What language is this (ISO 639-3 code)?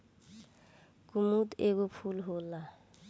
bho